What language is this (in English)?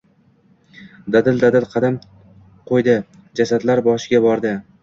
Uzbek